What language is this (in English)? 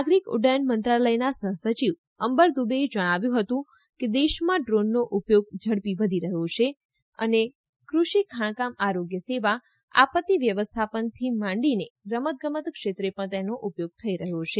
Gujarati